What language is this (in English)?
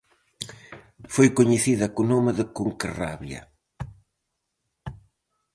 Galician